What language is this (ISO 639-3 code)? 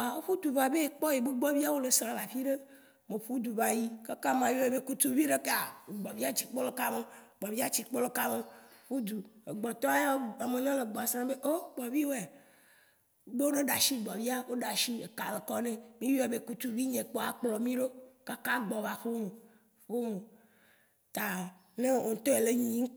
wci